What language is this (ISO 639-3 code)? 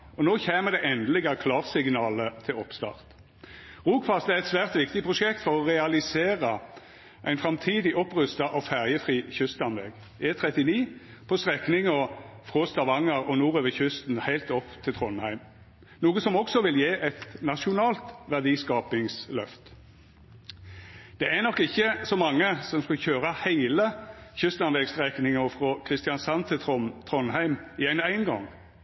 nno